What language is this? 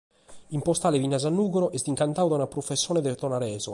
Sardinian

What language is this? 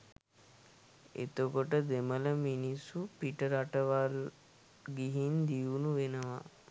Sinhala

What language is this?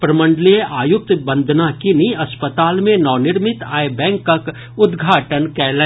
Maithili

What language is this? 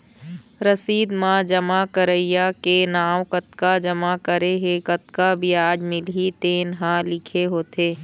Chhattisgarhi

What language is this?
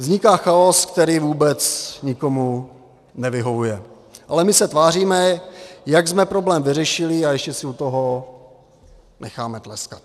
Czech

